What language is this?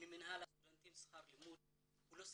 Hebrew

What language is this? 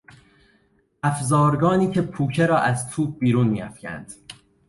Persian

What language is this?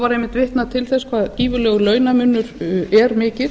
Icelandic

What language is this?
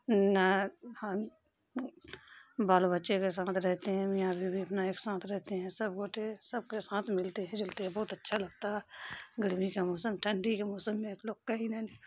Urdu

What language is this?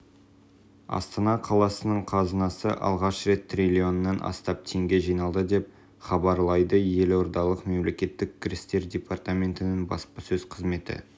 Kazakh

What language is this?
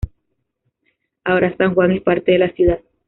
Spanish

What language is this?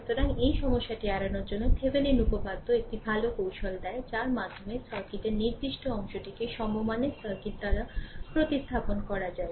Bangla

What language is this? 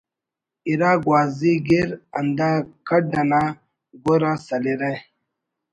Brahui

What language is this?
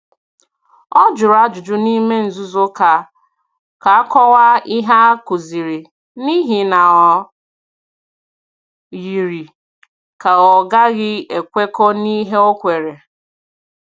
Igbo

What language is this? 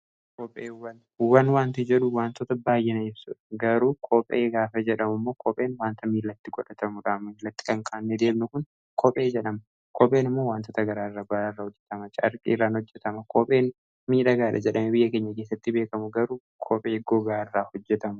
Oromo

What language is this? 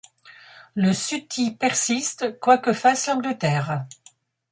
French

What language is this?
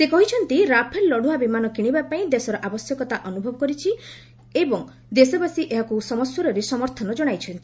Odia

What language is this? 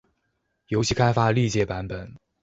Chinese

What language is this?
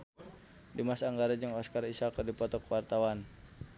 Sundanese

